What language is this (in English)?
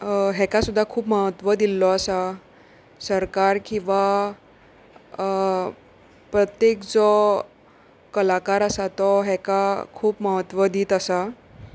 Konkani